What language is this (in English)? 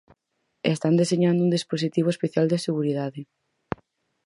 Galician